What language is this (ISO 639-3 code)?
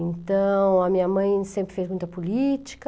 por